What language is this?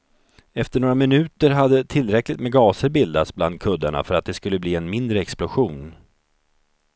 Swedish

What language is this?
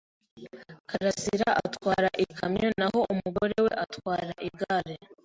Kinyarwanda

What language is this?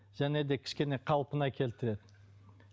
Kazakh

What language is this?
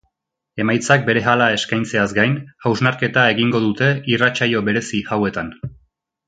Basque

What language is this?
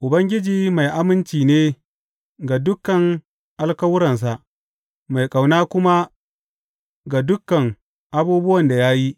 Hausa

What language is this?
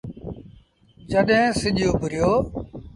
Sindhi Bhil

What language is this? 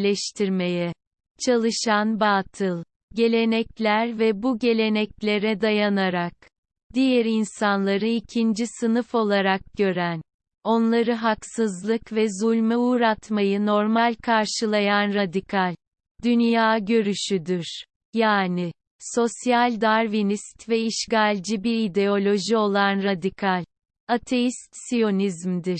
Turkish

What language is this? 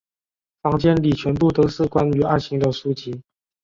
Chinese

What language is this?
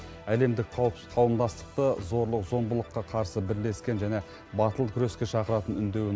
Kazakh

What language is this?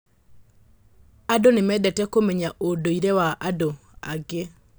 Kikuyu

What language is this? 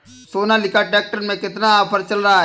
Hindi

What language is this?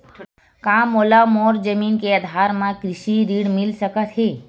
Chhattisgarhi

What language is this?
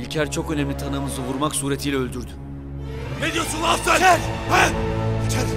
Turkish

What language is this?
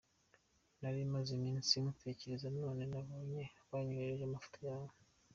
Kinyarwanda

